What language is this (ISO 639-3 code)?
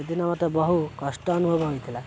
ori